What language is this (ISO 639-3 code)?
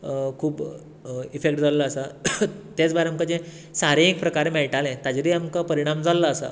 kok